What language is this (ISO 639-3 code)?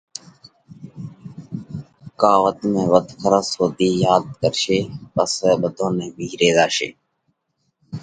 kvx